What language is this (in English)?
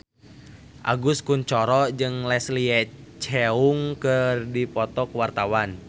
Sundanese